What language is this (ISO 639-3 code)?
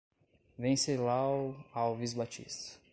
por